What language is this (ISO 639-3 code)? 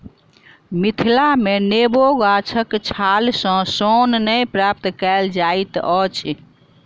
mai